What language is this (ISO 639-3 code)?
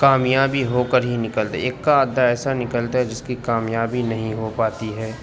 urd